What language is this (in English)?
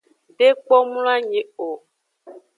Aja (Benin)